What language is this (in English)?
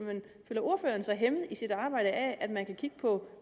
Danish